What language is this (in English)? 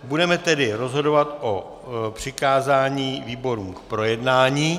Czech